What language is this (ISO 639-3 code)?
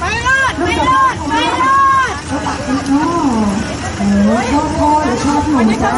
tha